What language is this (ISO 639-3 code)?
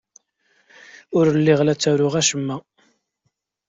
kab